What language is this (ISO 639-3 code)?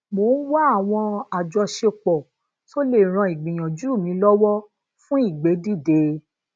yor